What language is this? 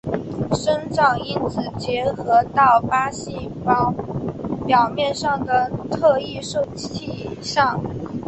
Chinese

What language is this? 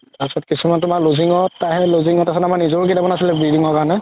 Assamese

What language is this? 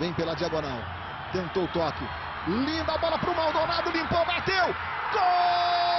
Portuguese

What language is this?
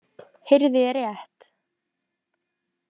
Icelandic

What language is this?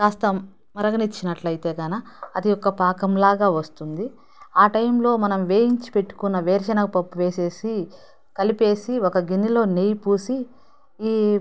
Telugu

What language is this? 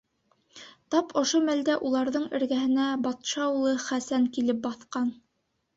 Bashkir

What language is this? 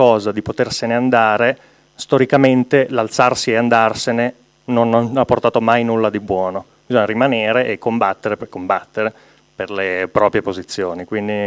Italian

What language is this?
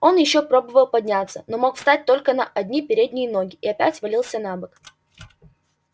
Russian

